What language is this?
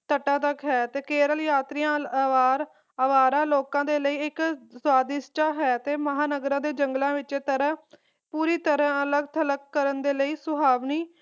Punjabi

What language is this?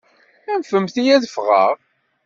Kabyle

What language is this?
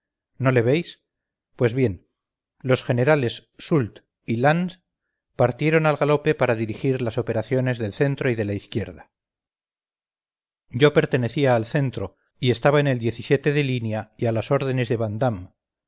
Spanish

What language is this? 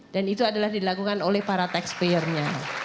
Indonesian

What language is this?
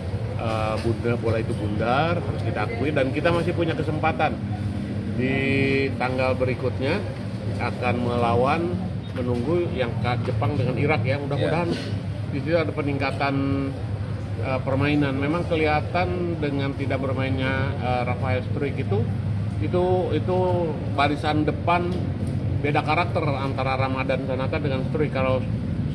Indonesian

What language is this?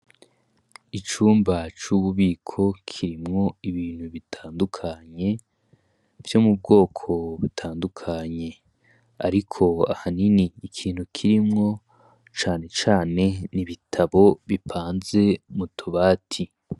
Rundi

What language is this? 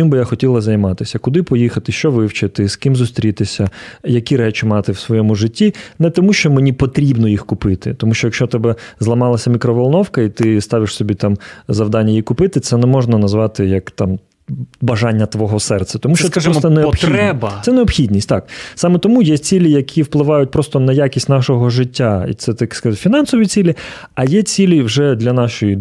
Ukrainian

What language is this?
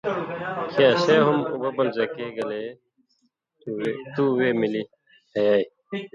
Indus Kohistani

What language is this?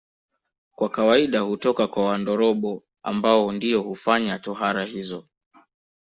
Swahili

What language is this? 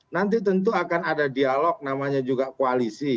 Indonesian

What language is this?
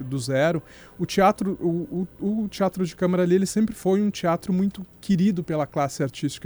Portuguese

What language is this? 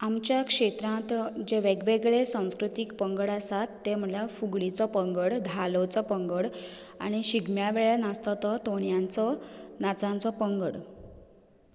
Konkani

